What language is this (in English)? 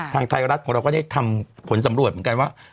Thai